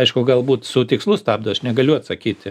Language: Lithuanian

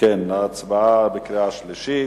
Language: Hebrew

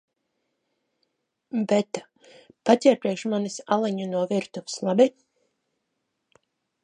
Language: Latvian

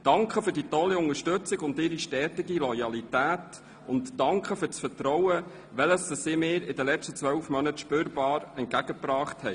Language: Swiss German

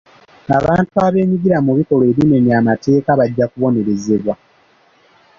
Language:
Ganda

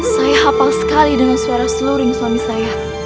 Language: Indonesian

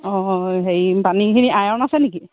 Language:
Assamese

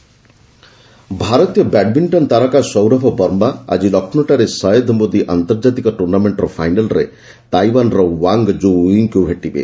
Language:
Odia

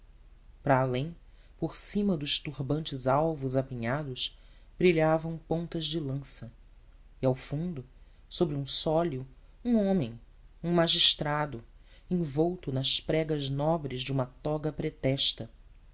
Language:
Portuguese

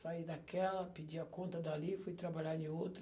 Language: Portuguese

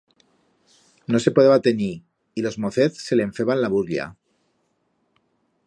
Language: Aragonese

